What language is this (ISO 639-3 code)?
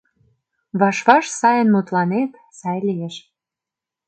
chm